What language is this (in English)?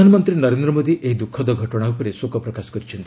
Odia